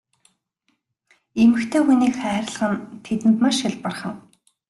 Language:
Mongolian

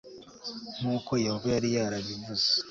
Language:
Kinyarwanda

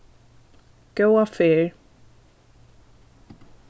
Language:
Faroese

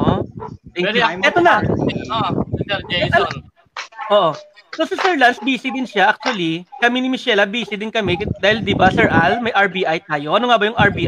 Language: Filipino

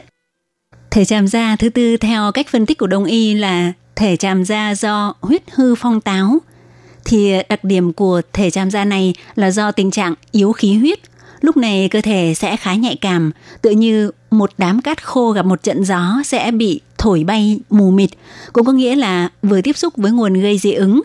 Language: Vietnamese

